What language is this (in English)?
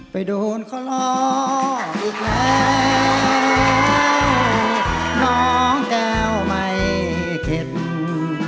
Thai